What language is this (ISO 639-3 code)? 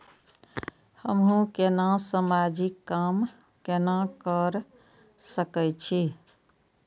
mai